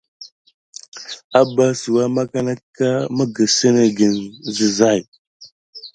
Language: Gidar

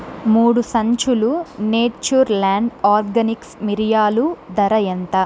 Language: Telugu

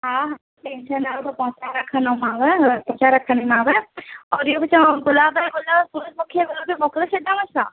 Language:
Sindhi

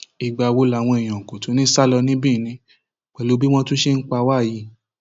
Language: Yoruba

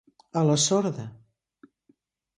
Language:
Catalan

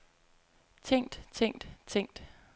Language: Danish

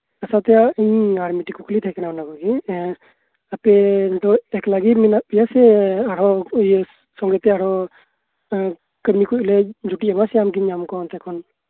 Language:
Santali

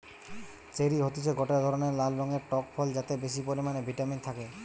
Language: Bangla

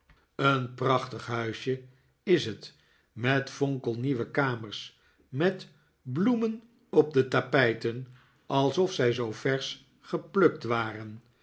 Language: Dutch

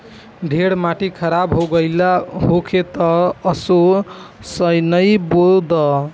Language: Bhojpuri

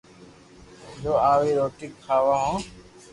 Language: Loarki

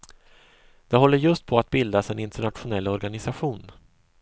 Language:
Swedish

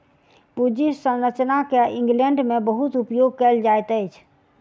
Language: Maithili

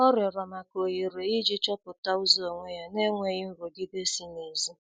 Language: Igbo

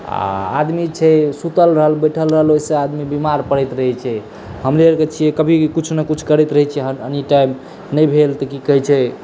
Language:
Maithili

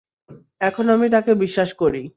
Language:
Bangla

